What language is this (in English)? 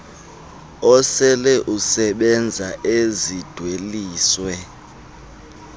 Xhosa